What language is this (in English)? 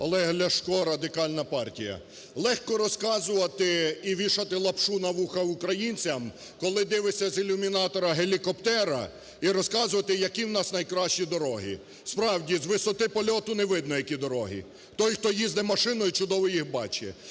Ukrainian